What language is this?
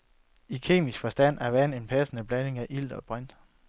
Danish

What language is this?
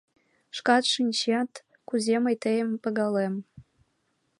Mari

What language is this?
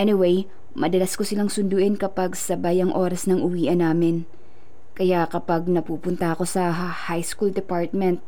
Filipino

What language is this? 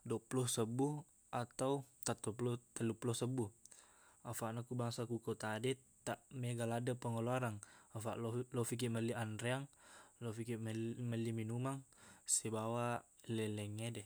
Buginese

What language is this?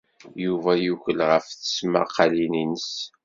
Kabyle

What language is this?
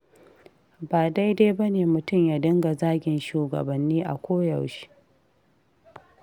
Hausa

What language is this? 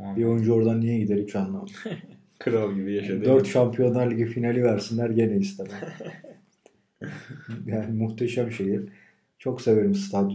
Turkish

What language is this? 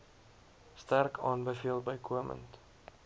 Afrikaans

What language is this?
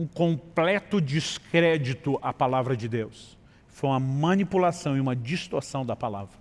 Portuguese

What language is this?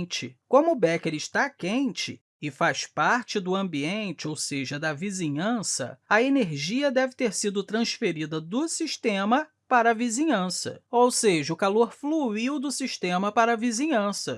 Portuguese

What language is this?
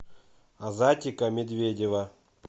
Russian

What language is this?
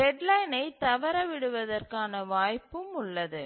Tamil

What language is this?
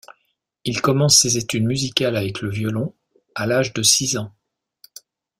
French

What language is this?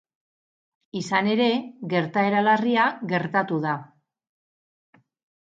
Basque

